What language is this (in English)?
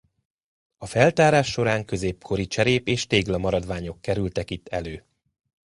Hungarian